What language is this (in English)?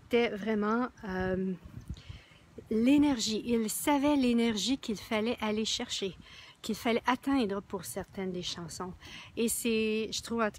French